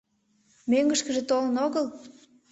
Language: Mari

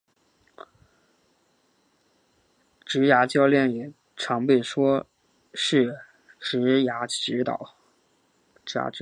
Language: Chinese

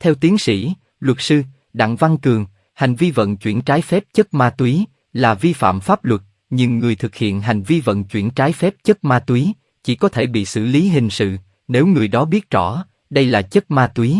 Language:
Vietnamese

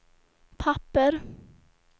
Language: Swedish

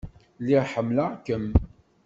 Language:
Kabyle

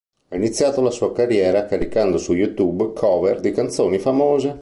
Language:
Italian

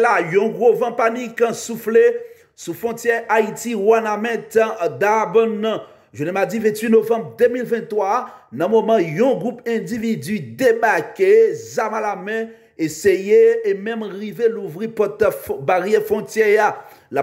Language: French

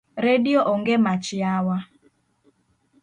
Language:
Luo (Kenya and Tanzania)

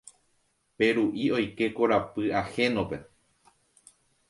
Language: Guarani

